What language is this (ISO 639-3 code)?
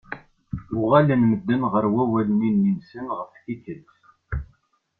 kab